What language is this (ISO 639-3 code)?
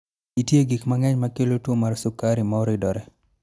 luo